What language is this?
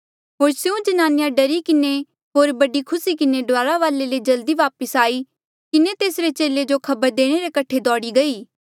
Mandeali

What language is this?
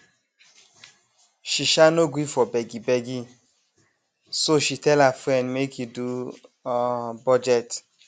Nigerian Pidgin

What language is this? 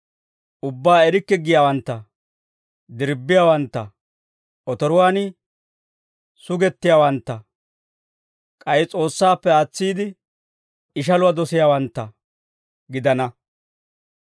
Dawro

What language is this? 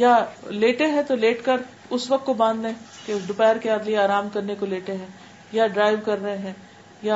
Urdu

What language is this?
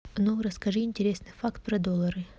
Russian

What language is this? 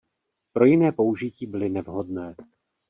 Czech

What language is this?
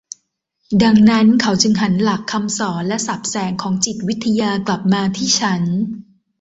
Thai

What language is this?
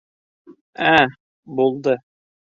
Bashkir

